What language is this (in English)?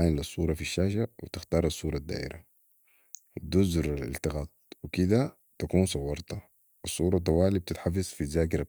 Sudanese Arabic